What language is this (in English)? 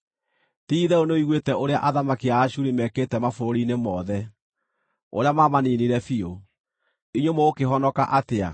Kikuyu